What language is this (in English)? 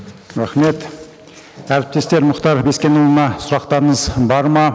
Kazakh